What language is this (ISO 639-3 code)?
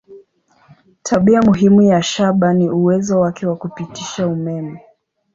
swa